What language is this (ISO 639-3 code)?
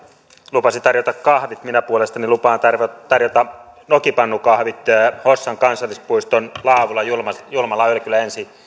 fin